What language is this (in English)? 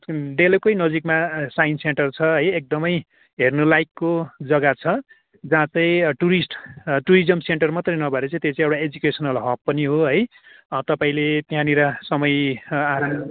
Nepali